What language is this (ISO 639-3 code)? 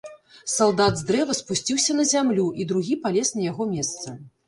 bel